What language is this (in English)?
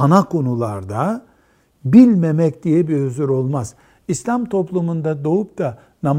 Turkish